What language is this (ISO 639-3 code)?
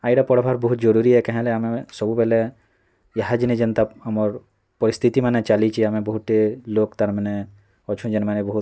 ori